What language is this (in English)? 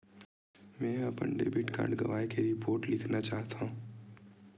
Chhattisgarhi